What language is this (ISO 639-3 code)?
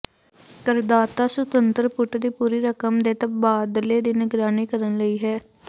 pan